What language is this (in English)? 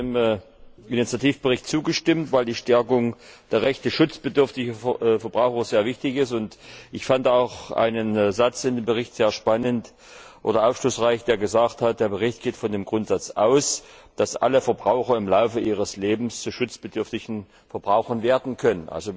German